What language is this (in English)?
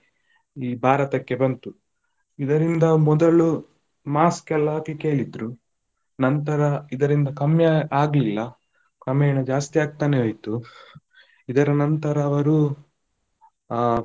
Kannada